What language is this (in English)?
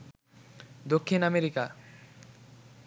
Bangla